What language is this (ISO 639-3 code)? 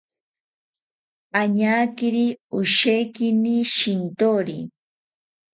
cpy